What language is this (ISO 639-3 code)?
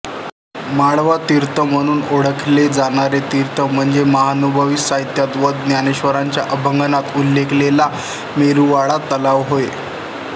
mar